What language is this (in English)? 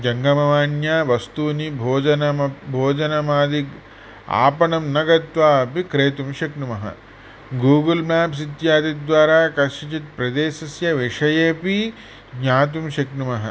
Sanskrit